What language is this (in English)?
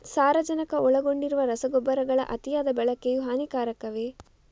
Kannada